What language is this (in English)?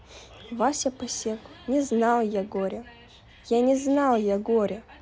Russian